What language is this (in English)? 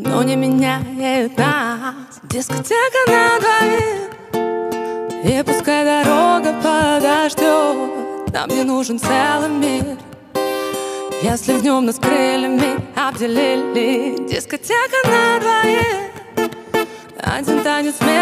Russian